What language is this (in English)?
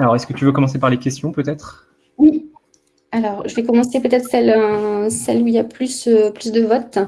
French